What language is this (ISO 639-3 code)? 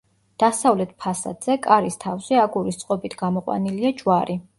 kat